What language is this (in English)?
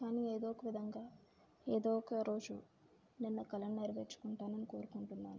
Telugu